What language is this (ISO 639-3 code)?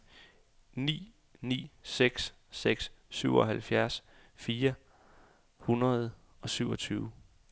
dan